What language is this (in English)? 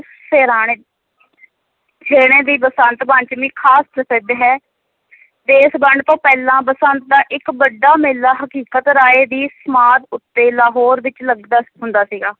Punjabi